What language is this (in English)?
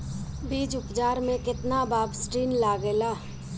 Bhojpuri